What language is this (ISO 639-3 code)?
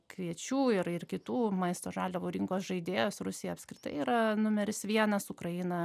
lit